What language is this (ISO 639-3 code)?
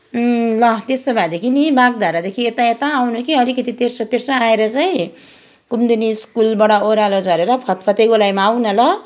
nep